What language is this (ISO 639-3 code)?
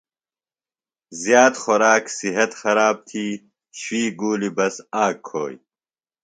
phl